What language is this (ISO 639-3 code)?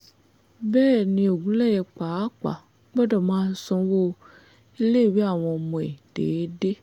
yor